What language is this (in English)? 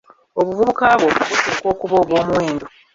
Ganda